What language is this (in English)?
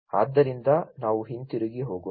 Kannada